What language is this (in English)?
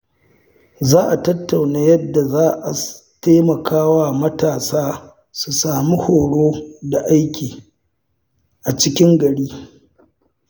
Hausa